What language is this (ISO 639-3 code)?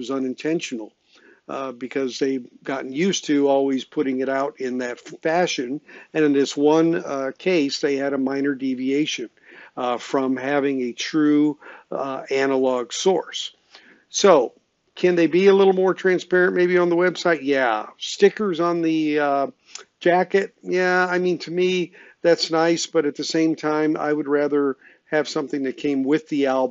eng